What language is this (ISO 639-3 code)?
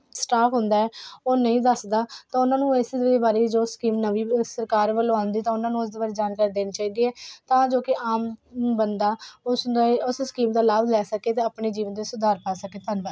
pan